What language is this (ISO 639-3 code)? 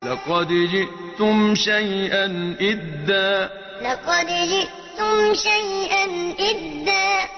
ara